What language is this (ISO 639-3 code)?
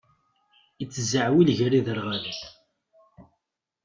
kab